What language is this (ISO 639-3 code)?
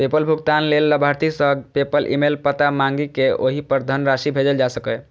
mai